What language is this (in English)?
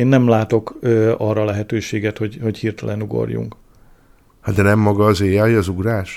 Hungarian